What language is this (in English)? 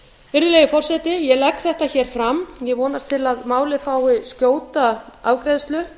Icelandic